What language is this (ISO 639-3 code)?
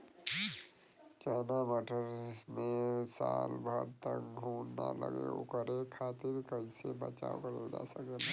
bho